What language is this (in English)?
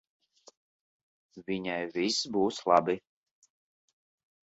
Latvian